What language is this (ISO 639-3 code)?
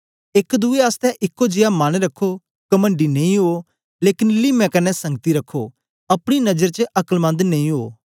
doi